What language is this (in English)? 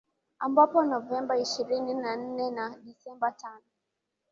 Swahili